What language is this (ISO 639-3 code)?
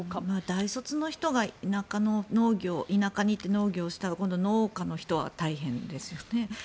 jpn